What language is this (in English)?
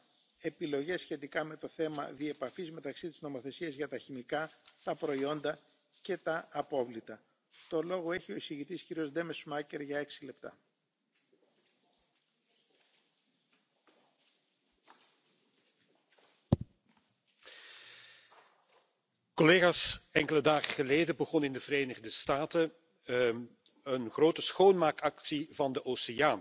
Dutch